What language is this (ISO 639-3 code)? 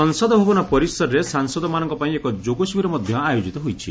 ori